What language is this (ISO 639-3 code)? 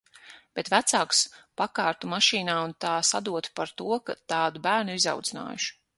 lav